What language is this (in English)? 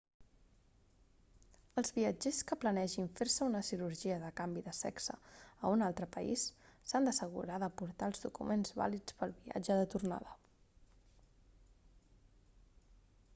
Catalan